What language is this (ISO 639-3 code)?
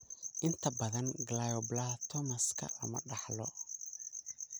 som